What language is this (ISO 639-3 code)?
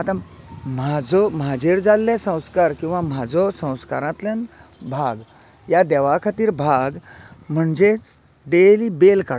kok